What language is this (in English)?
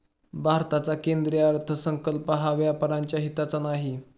Marathi